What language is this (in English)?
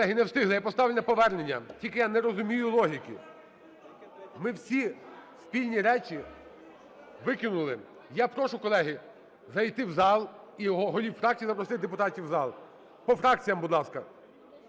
Ukrainian